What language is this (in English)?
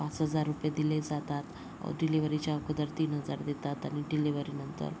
Marathi